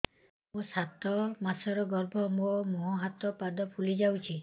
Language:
Odia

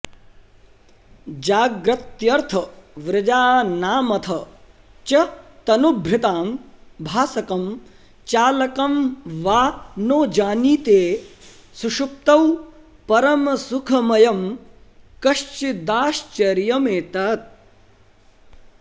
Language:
Sanskrit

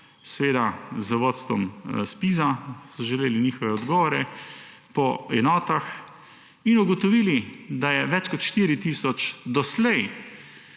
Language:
Slovenian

